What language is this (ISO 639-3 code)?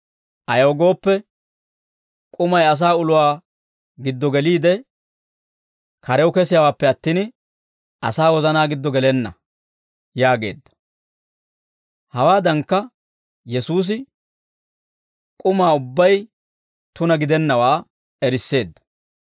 dwr